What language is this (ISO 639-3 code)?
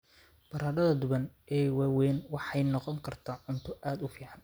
som